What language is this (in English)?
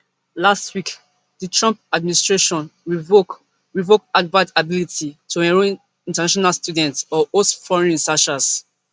Nigerian Pidgin